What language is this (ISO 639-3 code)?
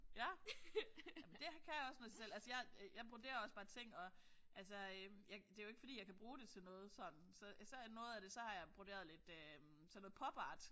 dan